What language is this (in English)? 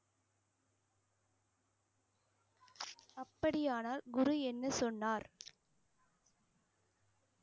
Tamil